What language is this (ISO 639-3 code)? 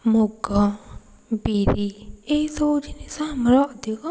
ori